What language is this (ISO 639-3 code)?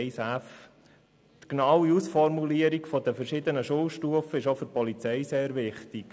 gsw